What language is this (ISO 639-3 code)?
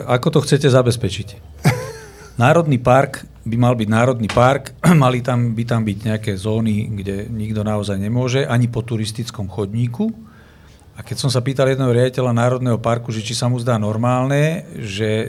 slk